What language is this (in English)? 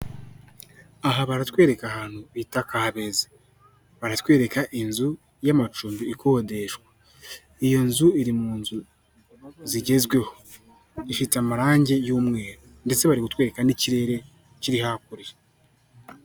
Kinyarwanda